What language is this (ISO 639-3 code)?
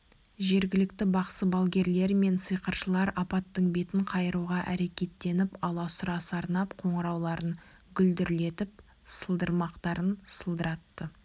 kaz